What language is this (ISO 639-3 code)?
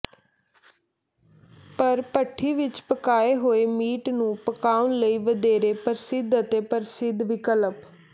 pan